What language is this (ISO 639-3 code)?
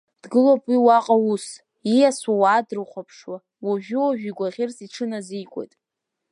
abk